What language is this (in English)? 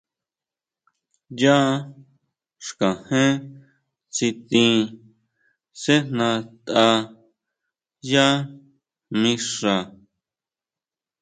Huautla Mazatec